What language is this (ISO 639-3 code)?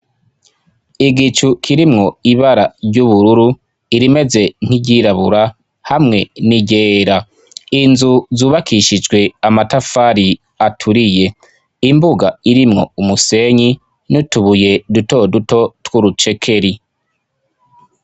run